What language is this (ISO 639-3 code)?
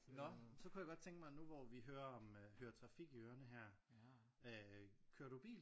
dan